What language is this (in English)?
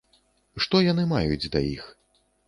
Belarusian